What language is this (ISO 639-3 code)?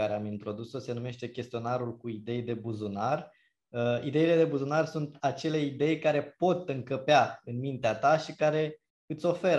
ron